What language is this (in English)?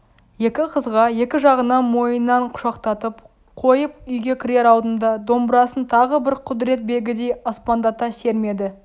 Kazakh